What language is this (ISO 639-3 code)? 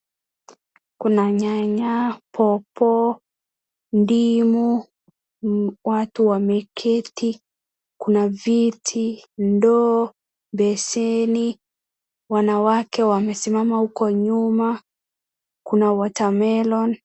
swa